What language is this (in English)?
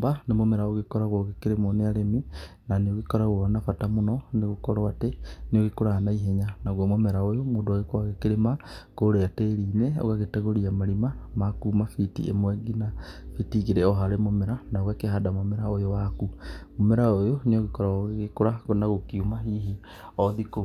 Kikuyu